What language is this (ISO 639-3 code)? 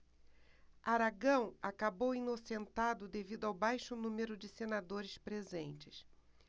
por